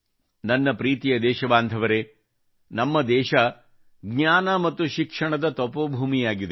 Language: Kannada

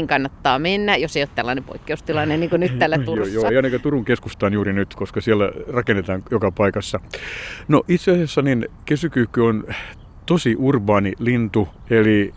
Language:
Finnish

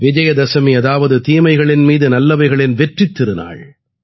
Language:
Tamil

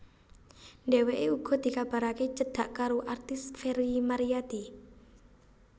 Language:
Javanese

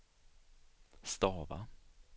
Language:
Swedish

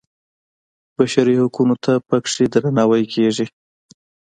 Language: Pashto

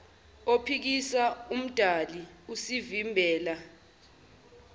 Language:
Zulu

